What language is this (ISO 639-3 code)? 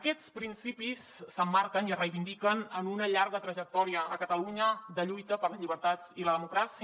cat